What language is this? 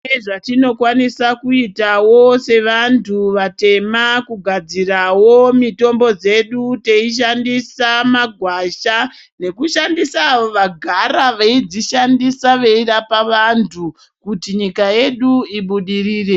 Ndau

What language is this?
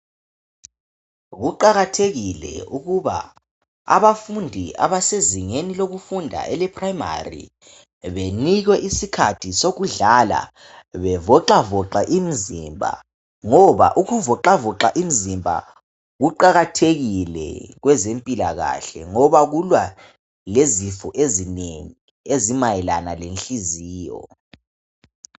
North Ndebele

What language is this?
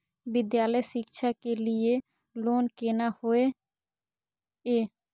Maithili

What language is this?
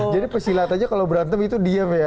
Indonesian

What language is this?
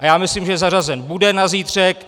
Czech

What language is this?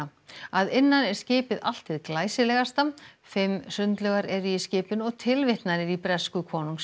Icelandic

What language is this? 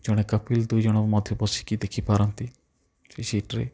Odia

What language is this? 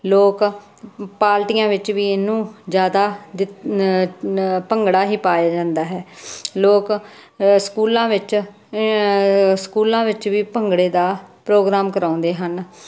Punjabi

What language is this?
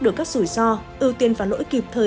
Vietnamese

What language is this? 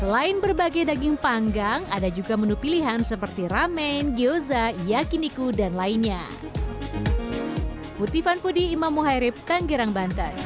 Indonesian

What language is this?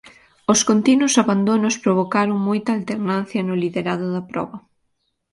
Galician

